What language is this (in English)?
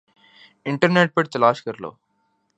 Urdu